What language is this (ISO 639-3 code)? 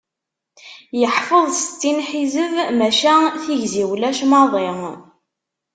kab